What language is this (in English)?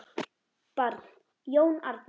Icelandic